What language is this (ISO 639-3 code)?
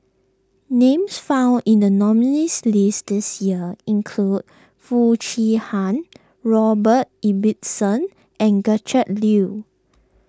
eng